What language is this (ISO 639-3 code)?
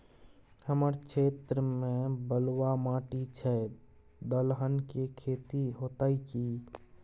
mai